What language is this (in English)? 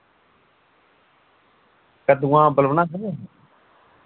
Dogri